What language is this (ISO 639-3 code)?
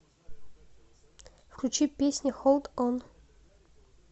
rus